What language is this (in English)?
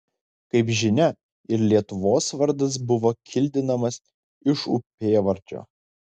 Lithuanian